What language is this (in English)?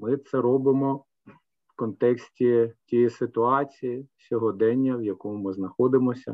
Ukrainian